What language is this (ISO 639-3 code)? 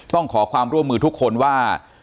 tha